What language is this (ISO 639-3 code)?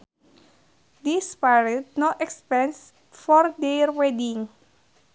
sun